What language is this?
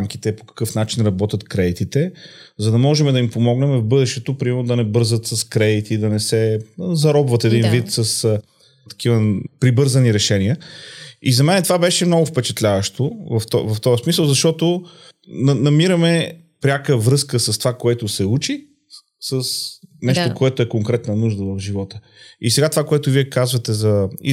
Bulgarian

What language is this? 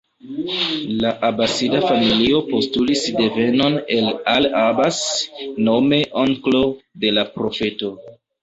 Esperanto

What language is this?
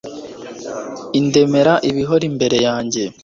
Kinyarwanda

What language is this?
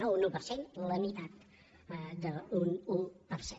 Catalan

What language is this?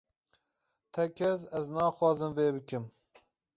Kurdish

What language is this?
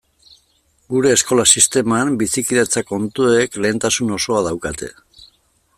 Basque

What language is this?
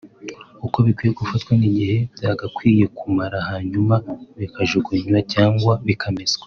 Kinyarwanda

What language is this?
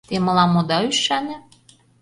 Mari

